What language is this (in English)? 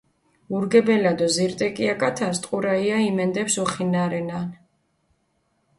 Mingrelian